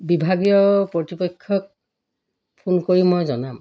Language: Assamese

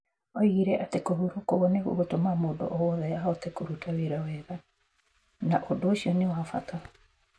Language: Kikuyu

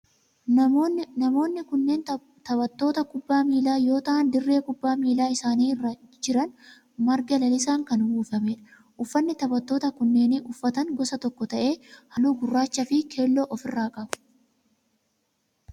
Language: Oromo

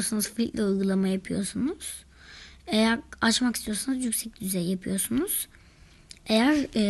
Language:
Turkish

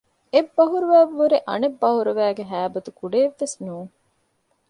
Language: Divehi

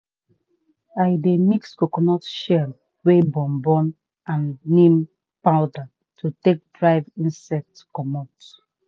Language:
Nigerian Pidgin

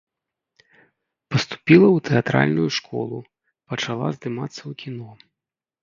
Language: Belarusian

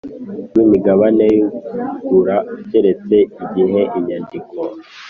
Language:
Kinyarwanda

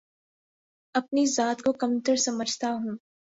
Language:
Urdu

